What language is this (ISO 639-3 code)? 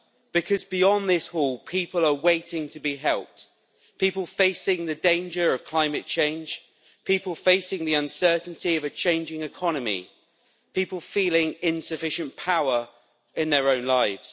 eng